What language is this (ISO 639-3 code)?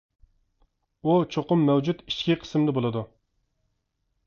uig